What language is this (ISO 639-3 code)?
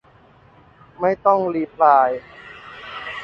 tha